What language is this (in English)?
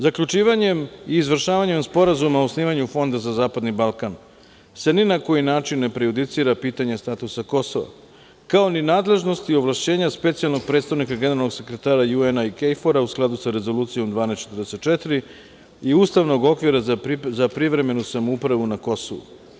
Serbian